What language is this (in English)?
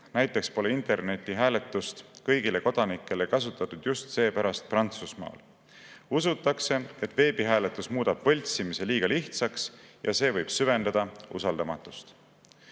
Estonian